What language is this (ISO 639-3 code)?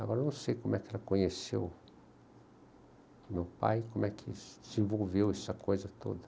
por